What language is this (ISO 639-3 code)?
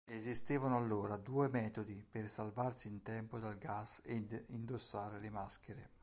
ita